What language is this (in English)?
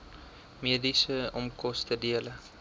Afrikaans